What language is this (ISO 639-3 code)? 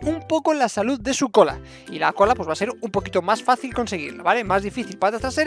spa